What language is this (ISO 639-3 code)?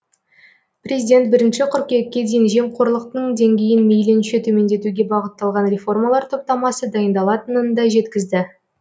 kaz